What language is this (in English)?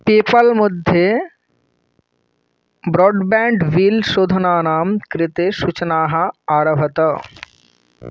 Sanskrit